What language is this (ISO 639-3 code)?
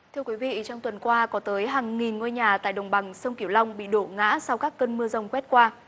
vie